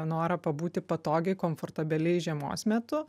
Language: Lithuanian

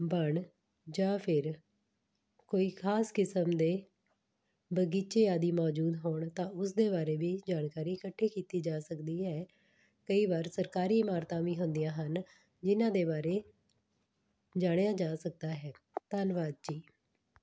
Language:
Punjabi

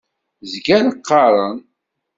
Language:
Kabyle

